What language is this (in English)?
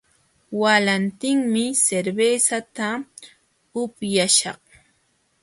Jauja Wanca Quechua